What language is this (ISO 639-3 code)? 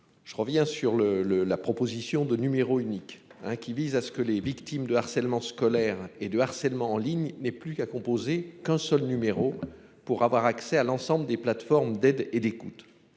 fra